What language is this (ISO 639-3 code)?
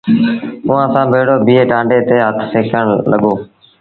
sbn